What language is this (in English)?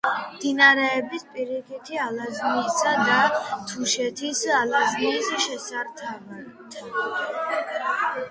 Georgian